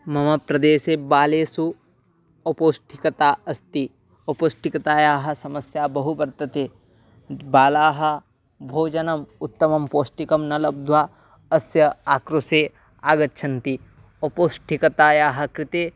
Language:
Sanskrit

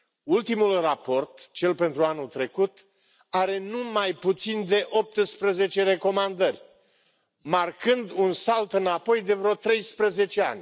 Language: Romanian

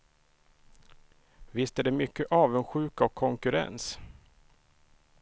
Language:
Swedish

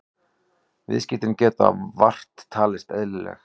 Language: Icelandic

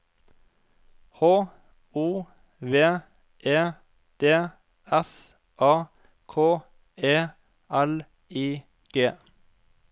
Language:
Norwegian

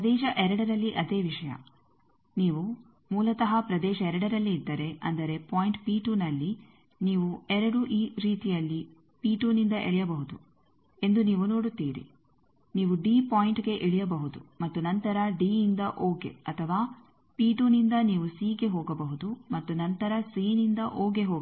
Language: Kannada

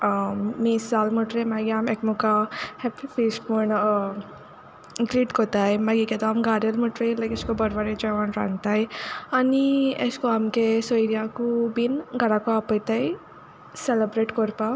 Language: Konkani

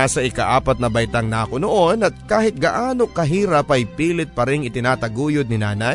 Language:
Filipino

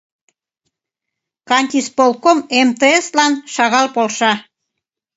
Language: Mari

